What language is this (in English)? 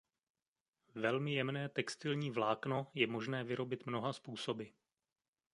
Czech